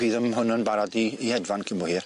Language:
Welsh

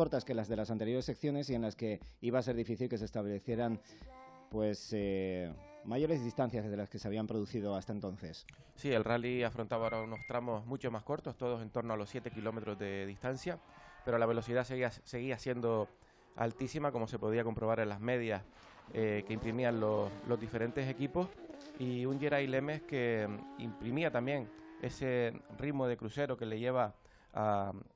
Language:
Spanish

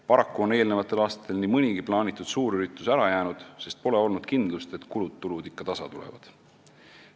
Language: Estonian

